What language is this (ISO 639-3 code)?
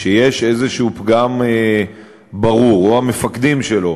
heb